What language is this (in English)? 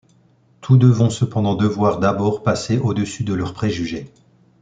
French